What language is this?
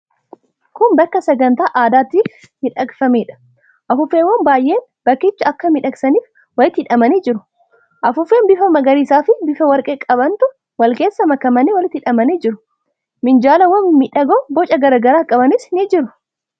Oromo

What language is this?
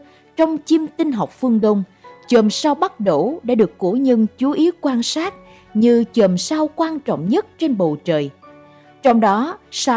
Vietnamese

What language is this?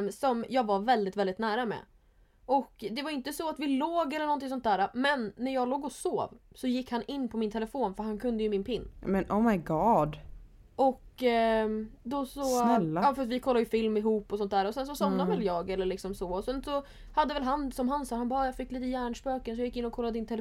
Swedish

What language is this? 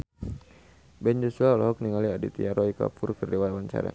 Sundanese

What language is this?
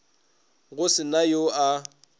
Northern Sotho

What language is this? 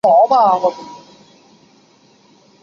Chinese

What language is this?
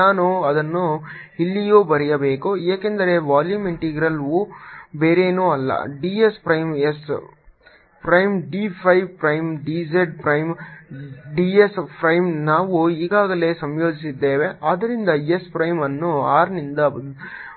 Kannada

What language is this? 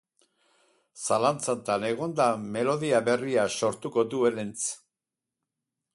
Basque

